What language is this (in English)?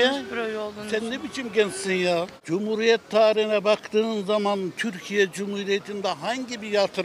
Turkish